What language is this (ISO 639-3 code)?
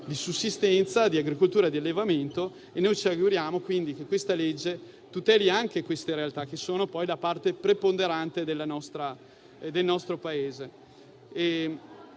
ita